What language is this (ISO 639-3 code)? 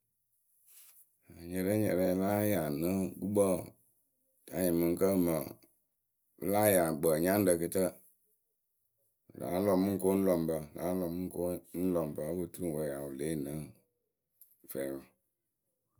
keu